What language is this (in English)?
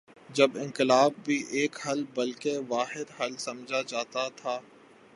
Urdu